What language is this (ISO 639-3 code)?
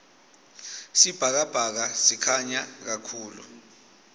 ssw